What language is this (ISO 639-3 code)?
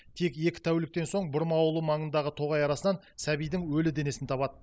kaz